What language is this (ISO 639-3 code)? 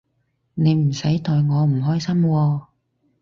yue